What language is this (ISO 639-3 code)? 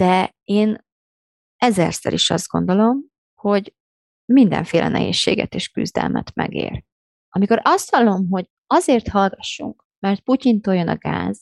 hun